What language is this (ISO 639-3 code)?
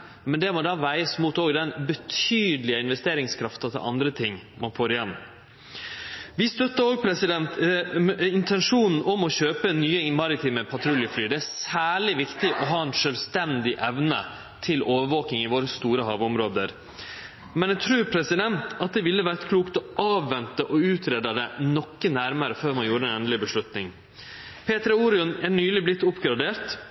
nno